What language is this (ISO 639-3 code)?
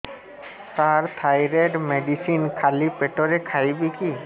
ori